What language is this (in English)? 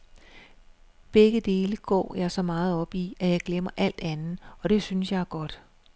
Danish